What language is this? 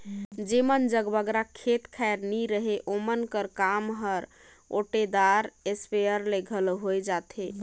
Chhattisgarhi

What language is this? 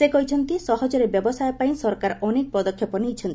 Odia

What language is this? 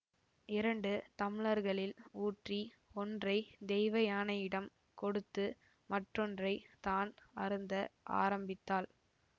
Tamil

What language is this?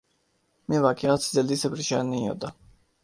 Urdu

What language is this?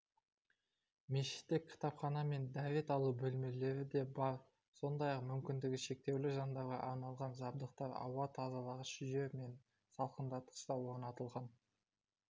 Kazakh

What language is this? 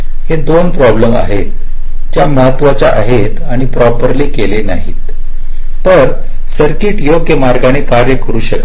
Marathi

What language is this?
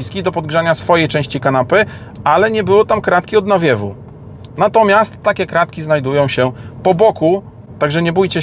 Polish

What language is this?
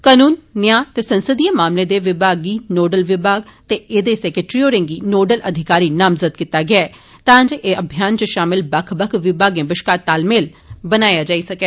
Dogri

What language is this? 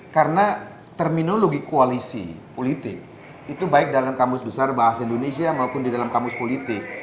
Indonesian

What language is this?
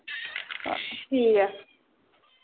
Dogri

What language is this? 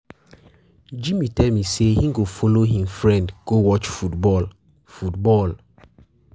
Nigerian Pidgin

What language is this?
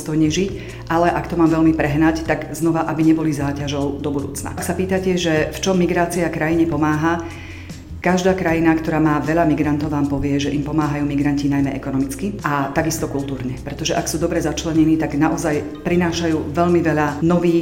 Slovak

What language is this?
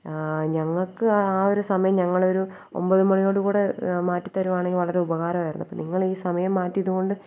Malayalam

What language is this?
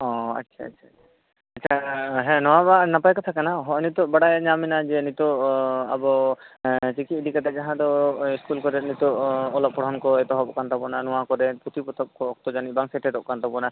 Santali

